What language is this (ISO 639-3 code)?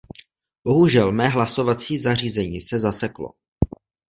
ces